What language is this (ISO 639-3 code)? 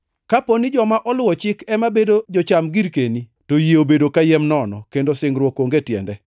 luo